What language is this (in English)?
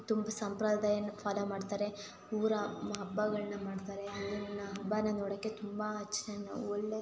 Kannada